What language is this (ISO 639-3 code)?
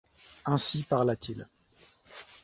fra